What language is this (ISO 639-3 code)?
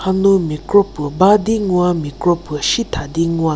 njm